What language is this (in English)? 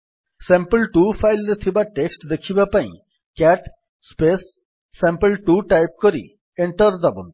Odia